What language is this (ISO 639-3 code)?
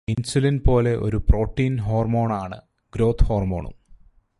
mal